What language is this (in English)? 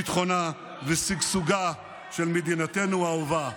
Hebrew